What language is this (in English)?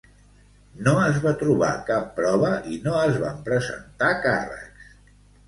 Catalan